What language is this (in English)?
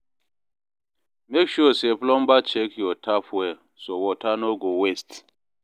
Nigerian Pidgin